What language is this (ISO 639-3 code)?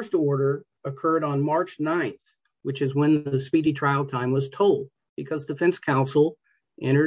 eng